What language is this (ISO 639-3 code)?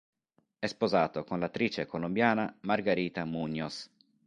ita